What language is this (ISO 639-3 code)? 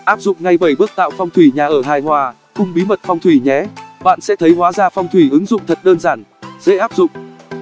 vie